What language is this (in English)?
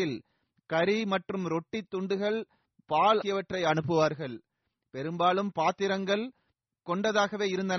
Tamil